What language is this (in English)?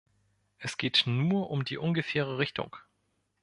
German